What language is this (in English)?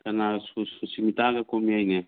Manipuri